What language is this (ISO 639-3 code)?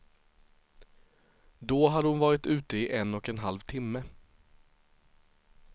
swe